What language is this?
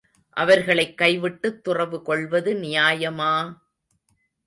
Tamil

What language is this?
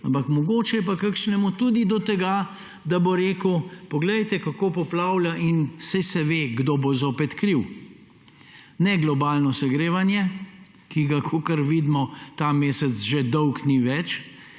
Slovenian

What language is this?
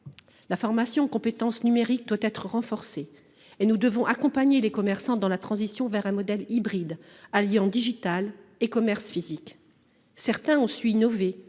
French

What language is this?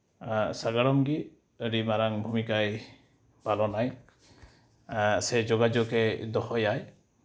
Santali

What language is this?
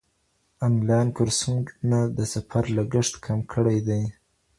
Pashto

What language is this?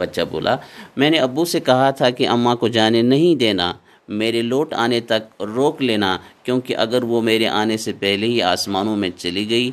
Urdu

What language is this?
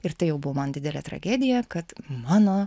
Lithuanian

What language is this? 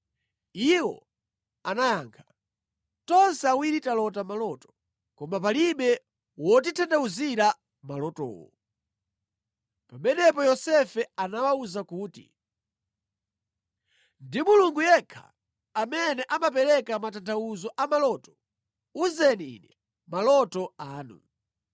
Nyanja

